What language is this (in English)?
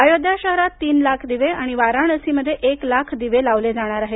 Marathi